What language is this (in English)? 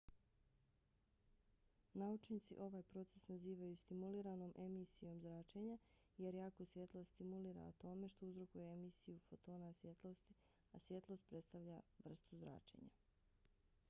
Bosnian